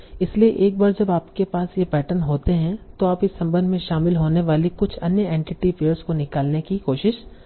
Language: Hindi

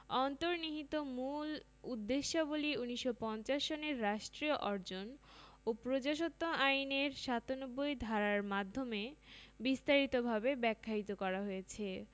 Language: Bangla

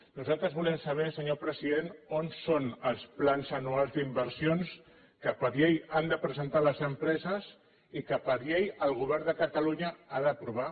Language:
Catalan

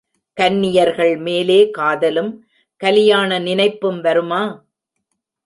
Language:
Tamil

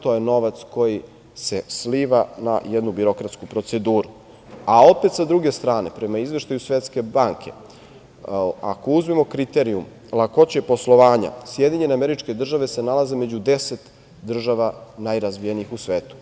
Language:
Serbian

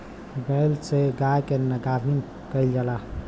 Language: Bhojpuri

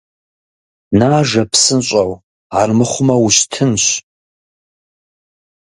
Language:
Kabardian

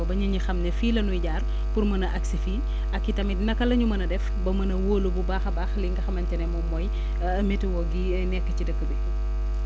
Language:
Wolof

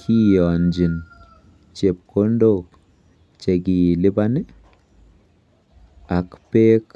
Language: Kalenjin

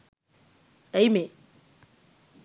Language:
Sinhala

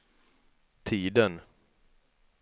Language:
Swedish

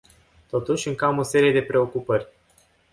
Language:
Romanian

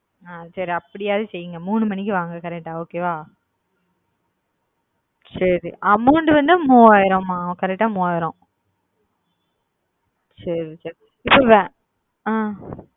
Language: Tamil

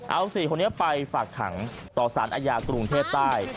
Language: Thai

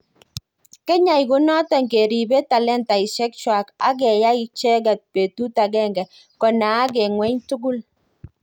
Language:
Kalenjin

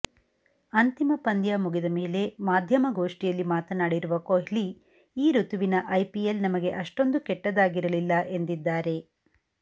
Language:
Kannada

